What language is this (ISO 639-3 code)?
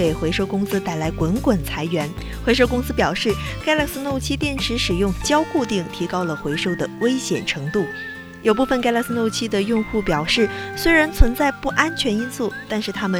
zho